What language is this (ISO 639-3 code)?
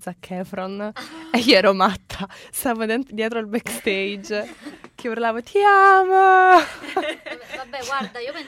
ita